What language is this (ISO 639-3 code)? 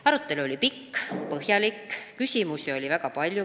est